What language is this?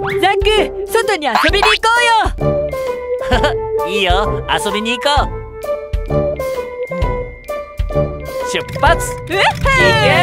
Korean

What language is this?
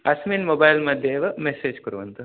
Sanskrit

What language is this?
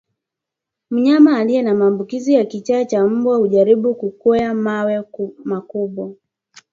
Swahili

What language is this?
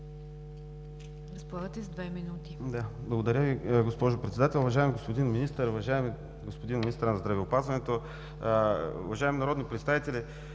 Bulgarian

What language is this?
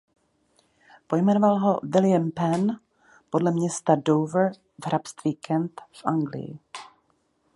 Czech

